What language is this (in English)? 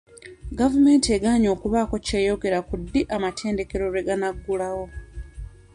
Ganda